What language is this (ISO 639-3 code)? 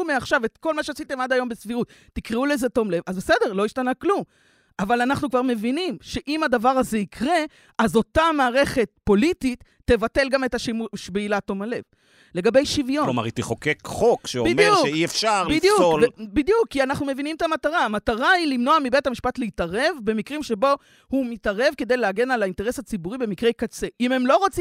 heb